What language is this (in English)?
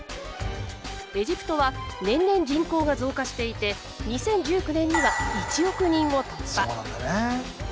Japanese